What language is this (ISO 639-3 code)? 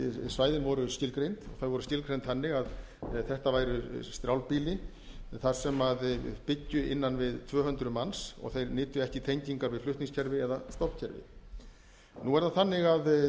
isl